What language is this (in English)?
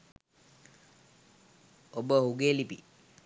Sinhala